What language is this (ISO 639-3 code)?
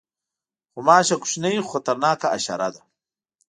pus